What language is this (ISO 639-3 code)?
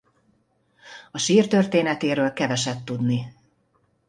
hun